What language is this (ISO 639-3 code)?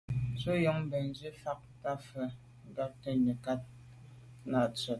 byv